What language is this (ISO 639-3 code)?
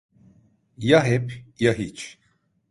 tur